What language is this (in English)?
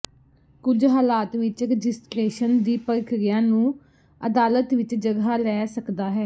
Punjabi